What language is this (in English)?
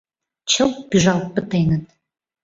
Mari